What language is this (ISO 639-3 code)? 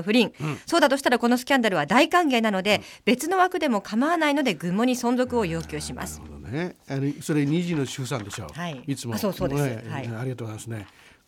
jpn